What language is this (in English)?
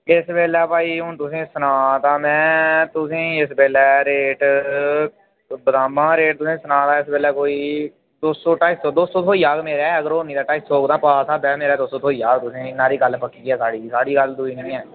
Dogri